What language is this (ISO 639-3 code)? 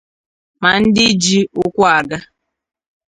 ibo